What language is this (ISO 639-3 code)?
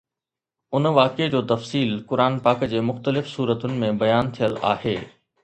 snd